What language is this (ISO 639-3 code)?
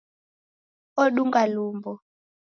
dav